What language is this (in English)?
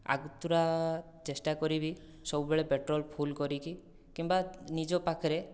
Odia